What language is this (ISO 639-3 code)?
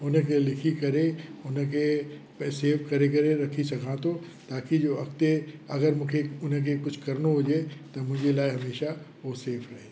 snd